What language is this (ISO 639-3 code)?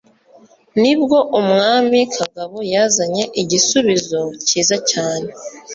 kin